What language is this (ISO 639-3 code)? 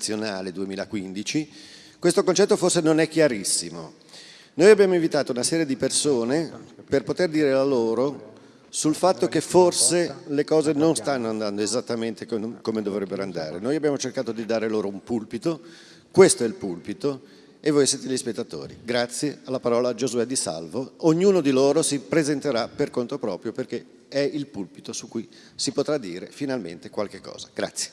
ita